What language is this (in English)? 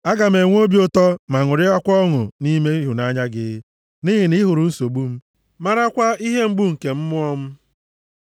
Igbo